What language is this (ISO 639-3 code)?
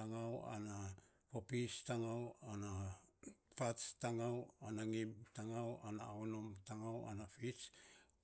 sps